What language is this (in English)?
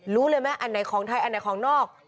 Thai